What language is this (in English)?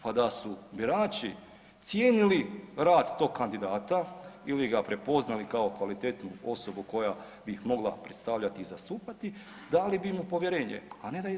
Croatian